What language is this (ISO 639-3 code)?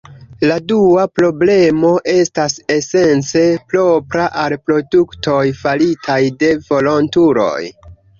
epo